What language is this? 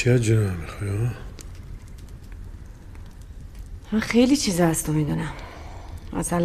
Persian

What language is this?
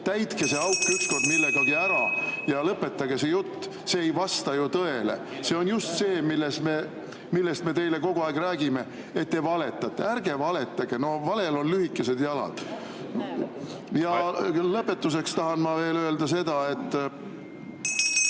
Estonian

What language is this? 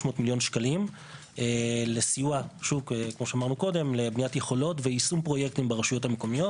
Hebrew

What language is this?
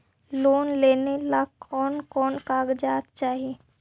Magahi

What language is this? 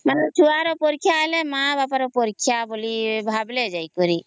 Odia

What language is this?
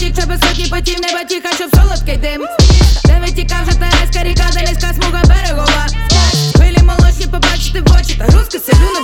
Ukrainian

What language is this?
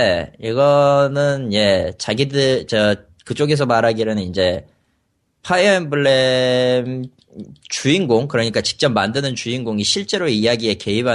Korean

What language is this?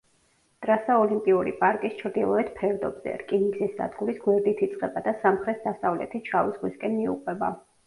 Georgian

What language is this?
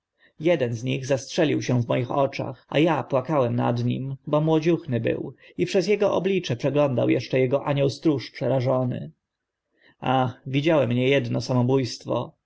Polish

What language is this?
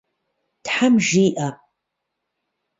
Kabardian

